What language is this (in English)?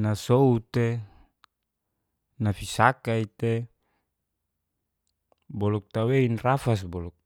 Geser-Gorom